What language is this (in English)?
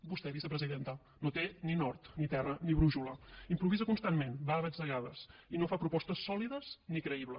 Catalan